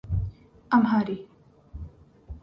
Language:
Urdu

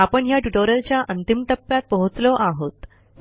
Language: Marathi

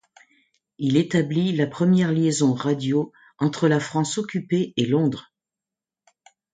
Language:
French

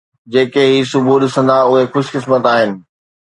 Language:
Sindhi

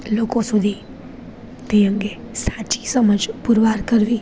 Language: Gujarati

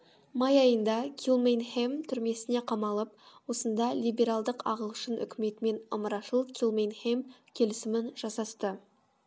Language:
Kazakh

